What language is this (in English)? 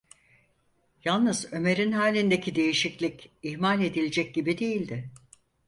Turkish